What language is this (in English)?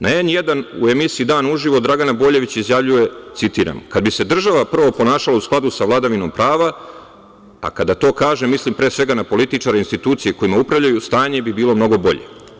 Serbian